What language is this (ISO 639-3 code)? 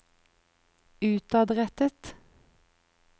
nor